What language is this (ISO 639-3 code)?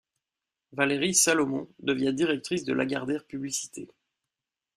fra